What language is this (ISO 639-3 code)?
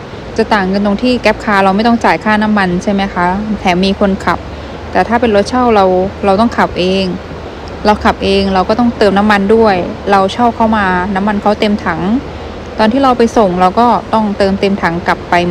tha